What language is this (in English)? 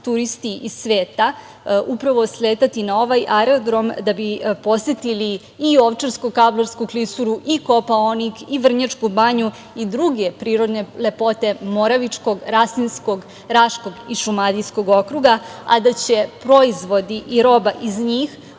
Serbian